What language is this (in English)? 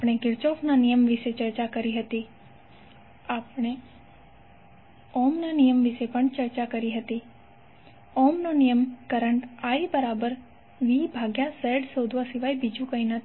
Gujarati